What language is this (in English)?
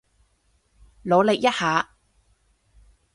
Cantonese